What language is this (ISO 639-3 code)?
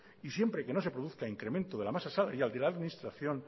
spa